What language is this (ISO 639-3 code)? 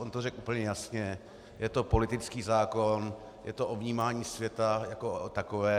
ces